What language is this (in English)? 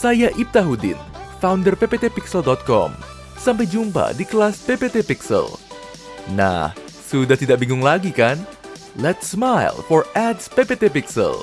Indonesian